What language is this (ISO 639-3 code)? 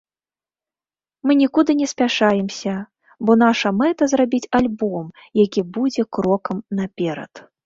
bel